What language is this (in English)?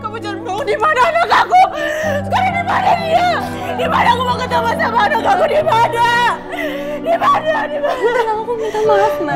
Indonesian